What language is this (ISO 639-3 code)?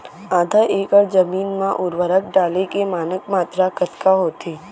hne